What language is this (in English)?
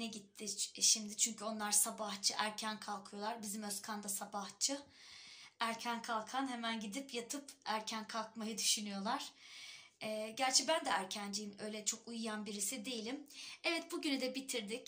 Turkish